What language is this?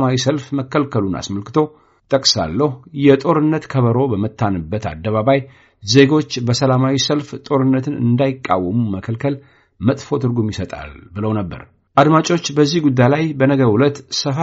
Amharic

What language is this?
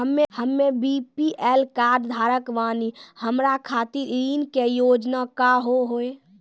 Maithili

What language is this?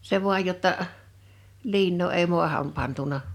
Finnish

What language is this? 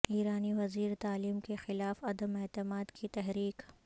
Urdu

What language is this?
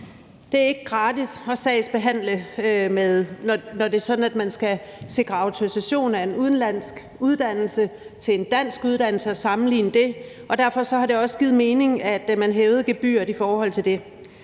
Danish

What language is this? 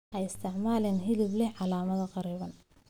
Somali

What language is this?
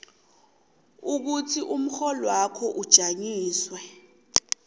South Ndebele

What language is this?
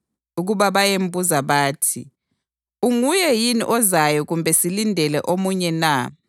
North Ndebele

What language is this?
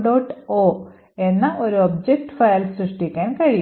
Malayalam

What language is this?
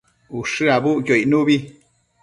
Matsés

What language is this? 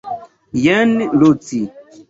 Esperanto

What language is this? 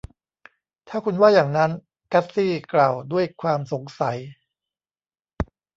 Thai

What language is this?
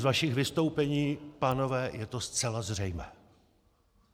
Czech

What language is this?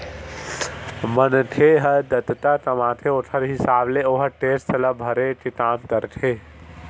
Chhattisgarhi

